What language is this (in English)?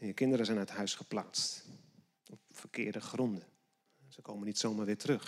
Dutch